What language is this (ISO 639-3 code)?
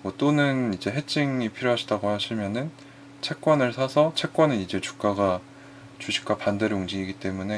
kor